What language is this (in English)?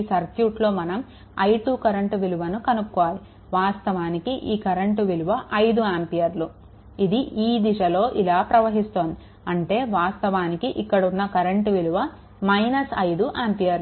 Telugu